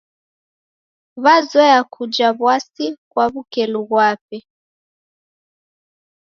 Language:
Taita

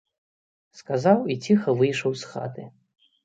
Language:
Belarusian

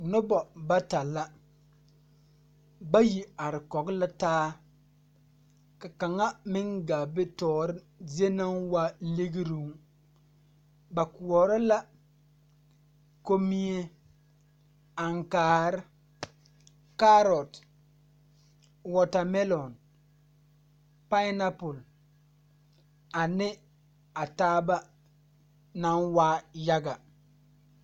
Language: Southern Dagaare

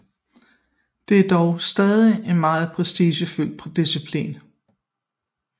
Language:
Danish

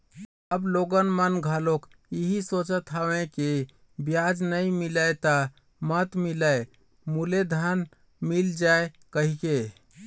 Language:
Chhattisgarhi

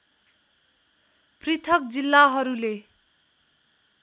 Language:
Nepali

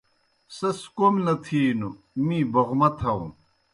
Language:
Kohistani Shina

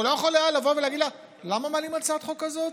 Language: Hebrew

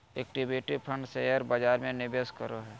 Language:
Magahi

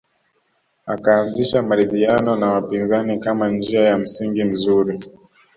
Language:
Swahili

